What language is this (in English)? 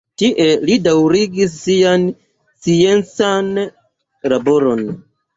Esperanto